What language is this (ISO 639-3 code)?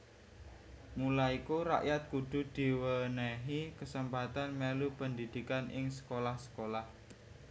jav